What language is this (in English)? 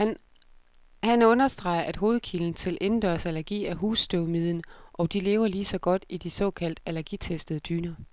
Danish